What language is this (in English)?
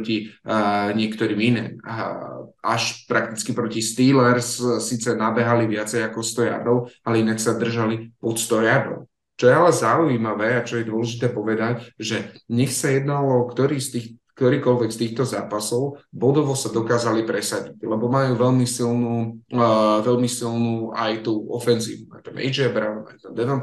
Slovak